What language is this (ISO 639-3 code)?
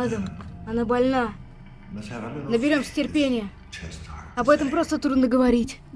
rus